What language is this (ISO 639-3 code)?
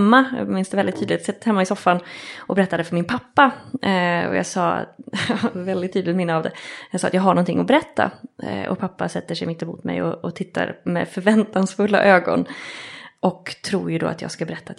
swe